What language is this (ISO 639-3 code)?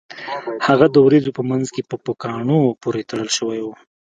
pus